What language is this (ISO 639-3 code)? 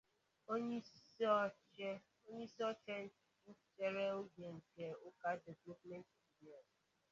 ibo